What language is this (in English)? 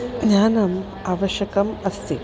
Sanskrit